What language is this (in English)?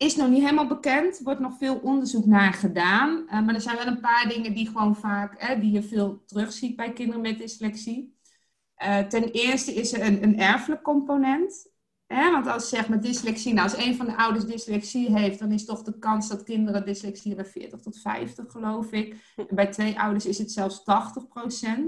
Dutch